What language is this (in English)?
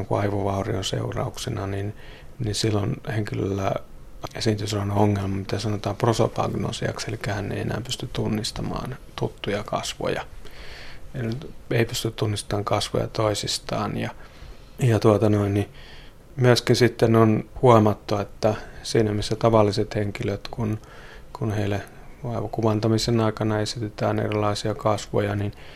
Finnish